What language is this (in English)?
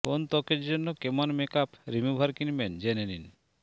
Bangla